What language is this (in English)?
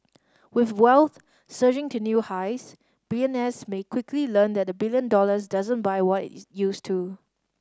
English